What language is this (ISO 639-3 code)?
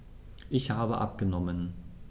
deu